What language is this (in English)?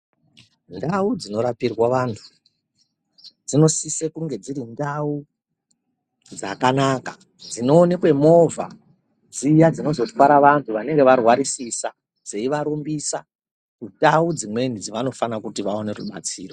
Ndau